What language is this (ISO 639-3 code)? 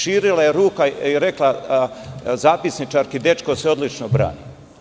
srp